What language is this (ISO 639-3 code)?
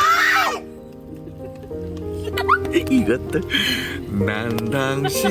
kor